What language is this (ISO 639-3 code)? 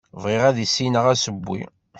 kab